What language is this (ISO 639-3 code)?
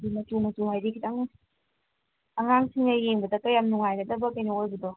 mni